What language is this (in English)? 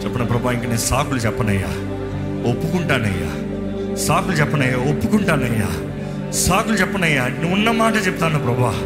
Telugu